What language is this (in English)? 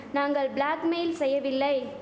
Tamil